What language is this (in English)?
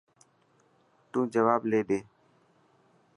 Dhatki